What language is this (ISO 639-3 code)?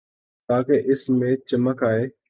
urd